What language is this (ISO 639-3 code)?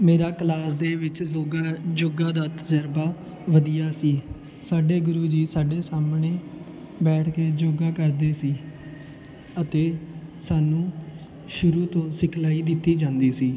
pan